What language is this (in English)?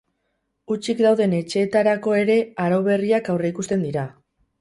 Basque